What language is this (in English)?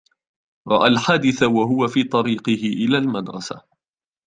Arabic